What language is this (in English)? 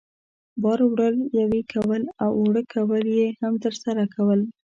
Pashto